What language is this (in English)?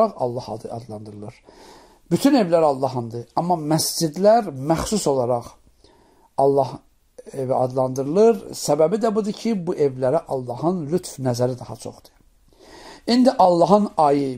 Turkish